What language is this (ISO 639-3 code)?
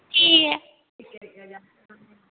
doi